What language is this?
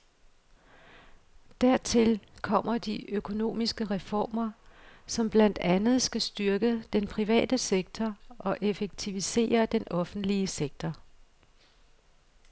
Danish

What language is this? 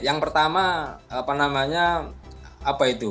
Indonesian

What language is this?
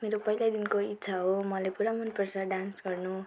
Nepali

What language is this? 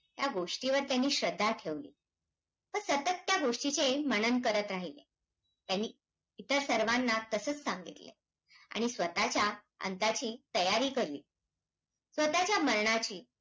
Marathi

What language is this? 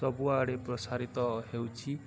Odia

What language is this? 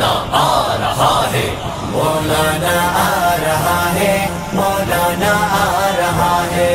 Dutch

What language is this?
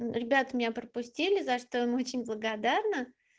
Russian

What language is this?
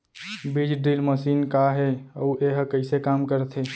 Chhattisgarhi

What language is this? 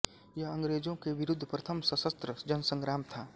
Hindi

